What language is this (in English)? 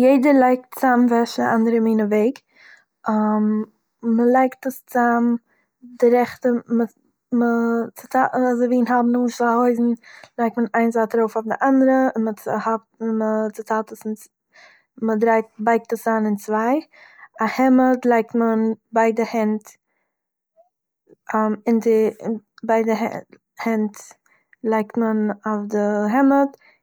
Yiddish